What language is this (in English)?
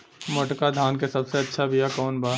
Bhojpuri